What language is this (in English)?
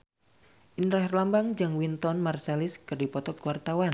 Sundanese